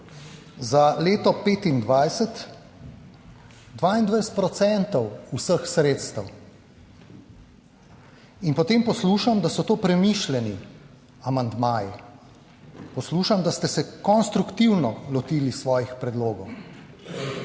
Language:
Slovenian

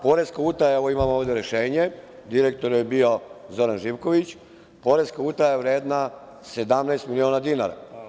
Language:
Serbian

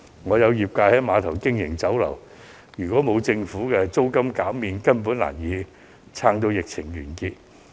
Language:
Cantonese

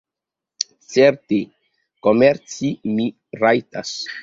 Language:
Esperanto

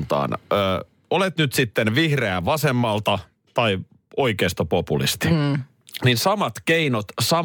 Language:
Finnish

